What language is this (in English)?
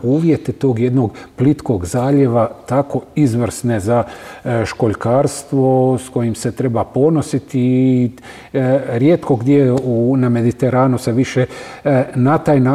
Croatian